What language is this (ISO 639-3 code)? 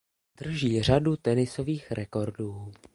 ces